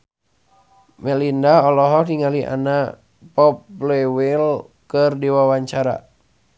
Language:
Sundanese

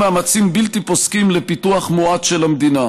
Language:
Hebrew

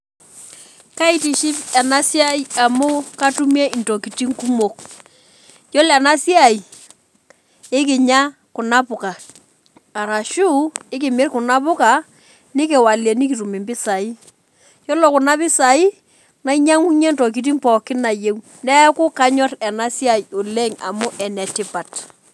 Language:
Masai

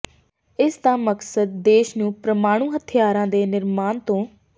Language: Punjabi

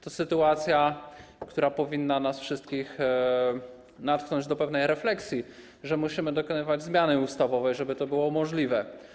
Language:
Polish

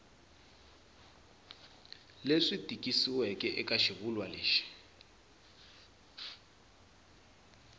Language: Tsonga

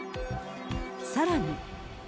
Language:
Japanese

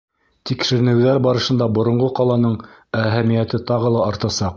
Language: Bashkir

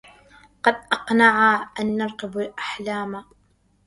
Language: Arabic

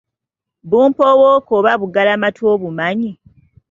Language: Ganda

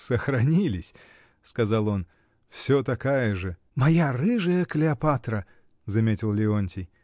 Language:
Russian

